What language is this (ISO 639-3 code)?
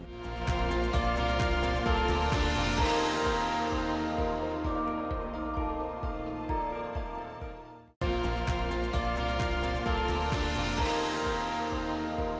ind